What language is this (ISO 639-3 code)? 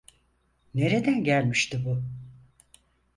tur